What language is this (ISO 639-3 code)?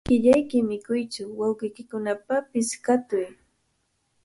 qvl